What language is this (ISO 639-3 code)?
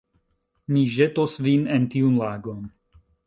epo